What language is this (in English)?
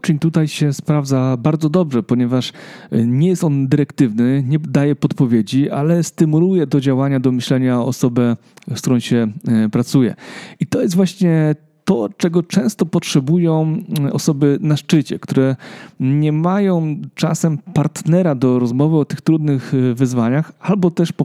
Polish